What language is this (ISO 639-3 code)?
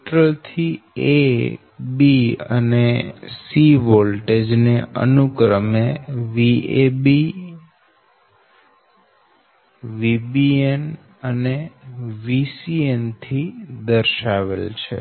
guj